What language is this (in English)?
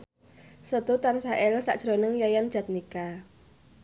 Javanese